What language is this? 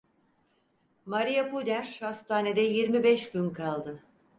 Turkish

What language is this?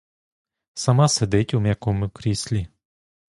Ukrainian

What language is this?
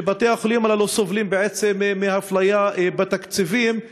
Hebrew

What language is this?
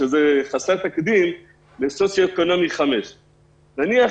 Hebrew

